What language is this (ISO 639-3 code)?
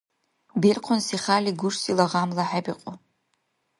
dar